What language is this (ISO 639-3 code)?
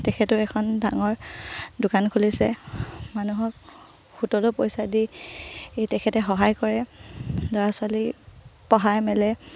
asm